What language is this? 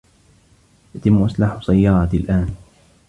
Arabic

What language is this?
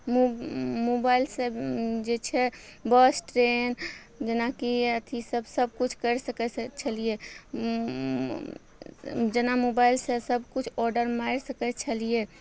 Maithili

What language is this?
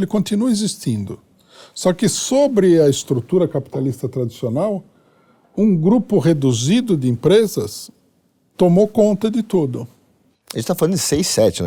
Portuguese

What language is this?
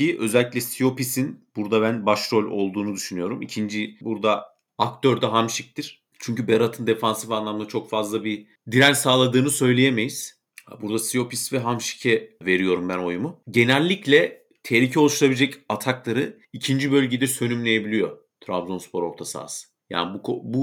Turkish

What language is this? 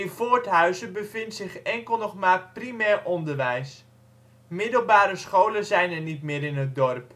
Dutch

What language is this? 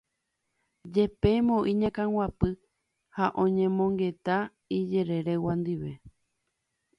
Guarani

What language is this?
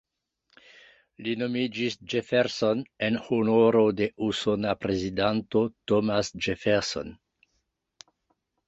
Esperanto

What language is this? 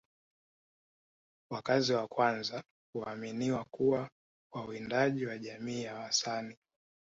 Swahili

